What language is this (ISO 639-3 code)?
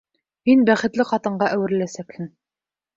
bak